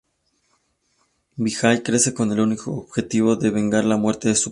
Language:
Spanish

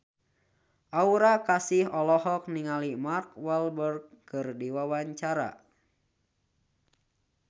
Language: Sundanese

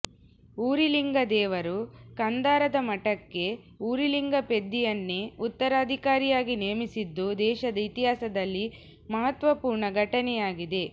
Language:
Kannada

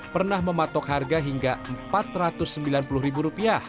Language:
Indonesian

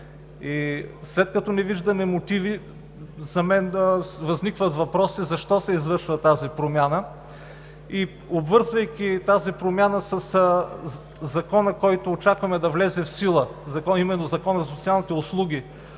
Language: Bulgarian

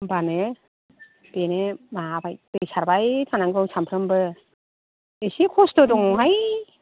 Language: Bodo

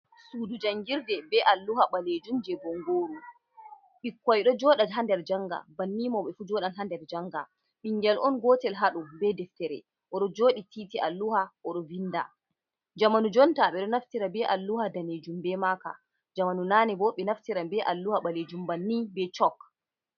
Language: Fula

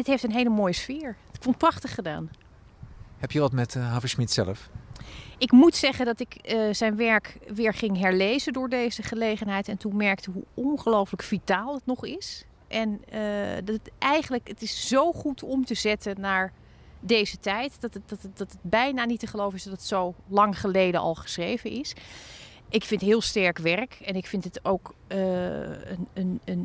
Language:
Dutch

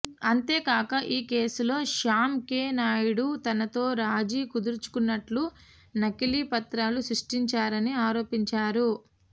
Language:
Telugu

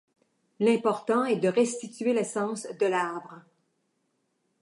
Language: French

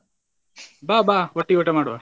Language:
Kannada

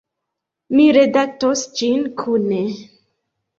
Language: Esperanto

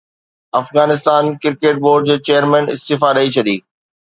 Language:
Sindhi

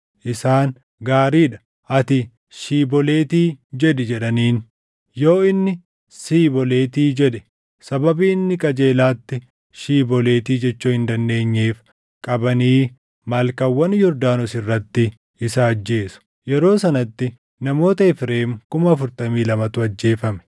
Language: Oromo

